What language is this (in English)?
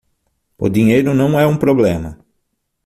Portuguese